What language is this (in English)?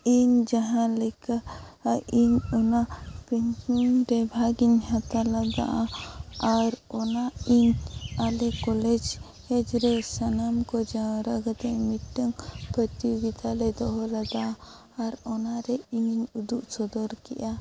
Santali